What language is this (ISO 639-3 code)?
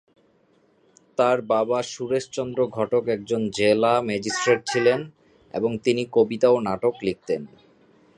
ben